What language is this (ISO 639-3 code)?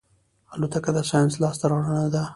pus